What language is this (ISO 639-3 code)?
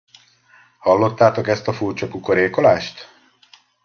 hun